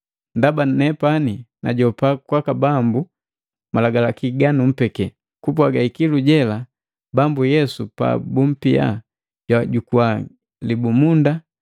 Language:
Matengo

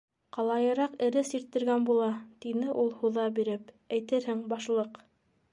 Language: Bashkir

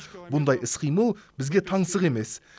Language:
Kazakh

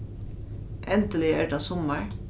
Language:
Faroese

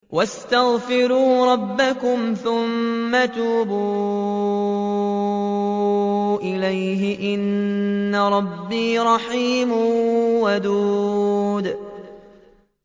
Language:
Arabic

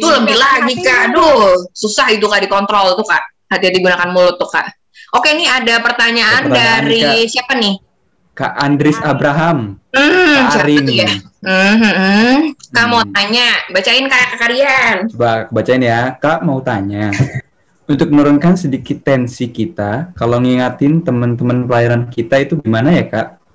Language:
Indonesian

